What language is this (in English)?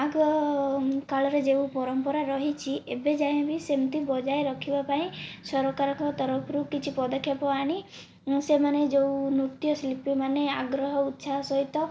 Odia